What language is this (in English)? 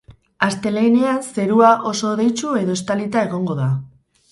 Basque